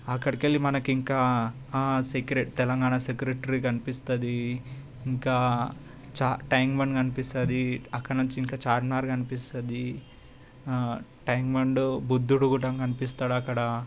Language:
Telugu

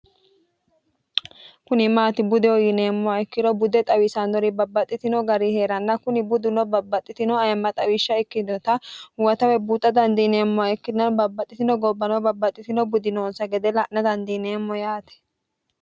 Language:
Sidamo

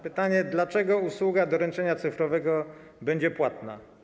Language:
Polish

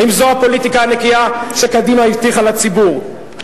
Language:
Hebrew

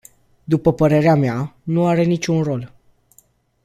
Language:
Romanian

